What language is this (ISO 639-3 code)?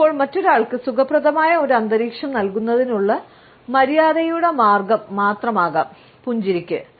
mal